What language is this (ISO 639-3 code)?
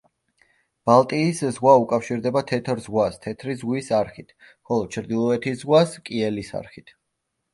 kat